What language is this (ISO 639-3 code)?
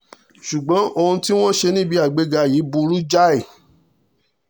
yor